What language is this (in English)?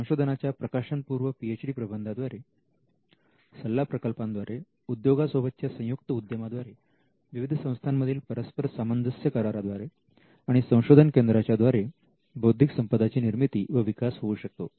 Marathi